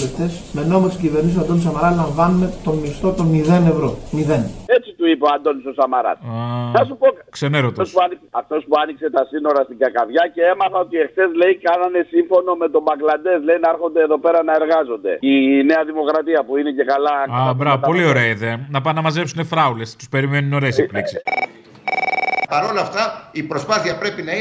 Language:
Greek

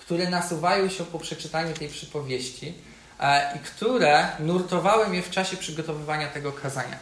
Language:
Polish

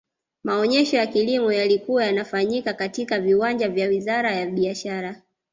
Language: Swahili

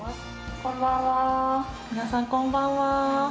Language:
Japanese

